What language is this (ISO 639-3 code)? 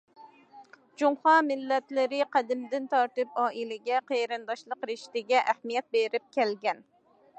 uig